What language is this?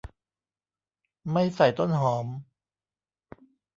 Thai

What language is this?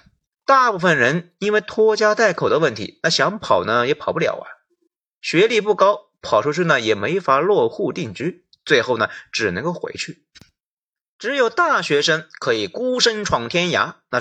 Chinese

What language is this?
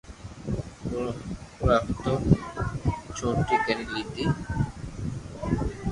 Loarki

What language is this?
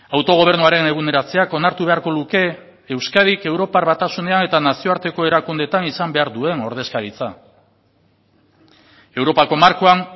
Basque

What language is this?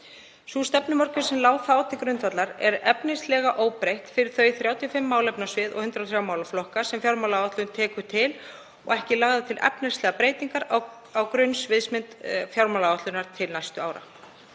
Icelandic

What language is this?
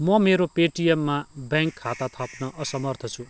Nepali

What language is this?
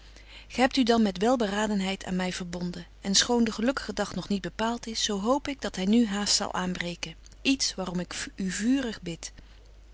Dutch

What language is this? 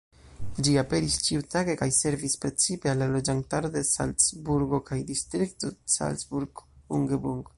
Esperanto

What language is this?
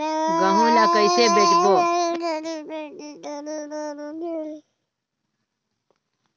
Chhattisgarhi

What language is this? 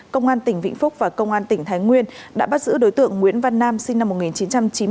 Vietnamese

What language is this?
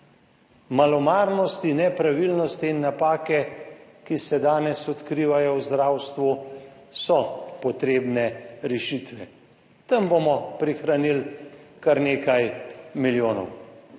Slovenian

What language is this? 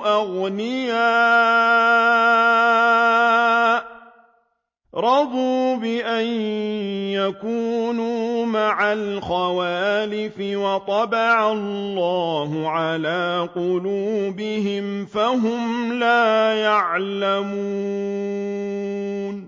Arabic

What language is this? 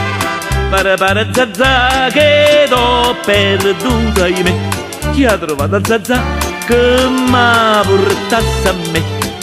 Italian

